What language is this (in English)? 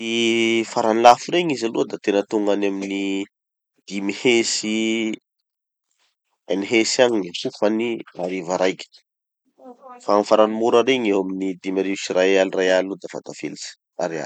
Tanosy Malagasy